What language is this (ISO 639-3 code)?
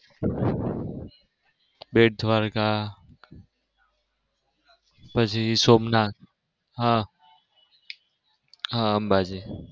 guj